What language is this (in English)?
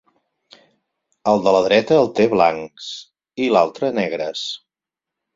Catalan